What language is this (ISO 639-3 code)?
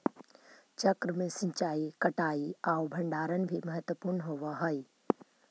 mag